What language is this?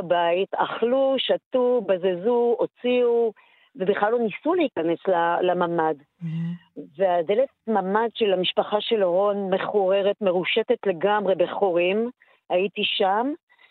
Hebrew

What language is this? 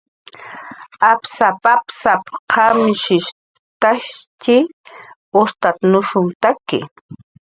Jaqaru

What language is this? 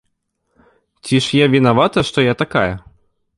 Belarusian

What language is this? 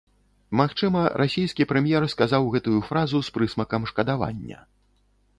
Belarusian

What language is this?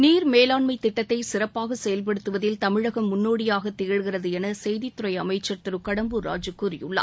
Tamil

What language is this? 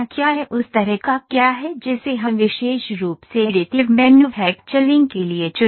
Hindi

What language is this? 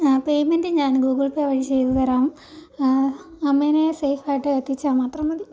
Malayalam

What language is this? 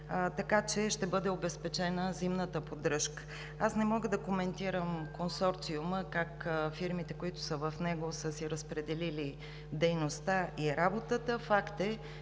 Bulgarian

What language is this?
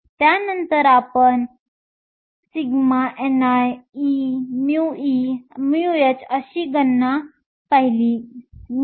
Marathi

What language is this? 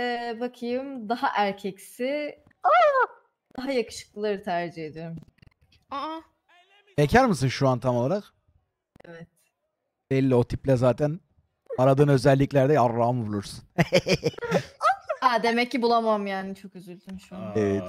Turkish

